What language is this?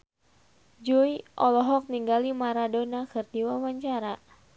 Sundanese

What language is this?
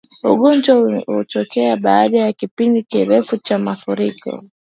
Swahili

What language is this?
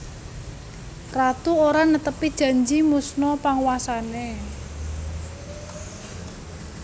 Javanese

